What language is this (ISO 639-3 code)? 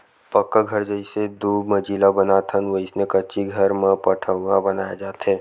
hne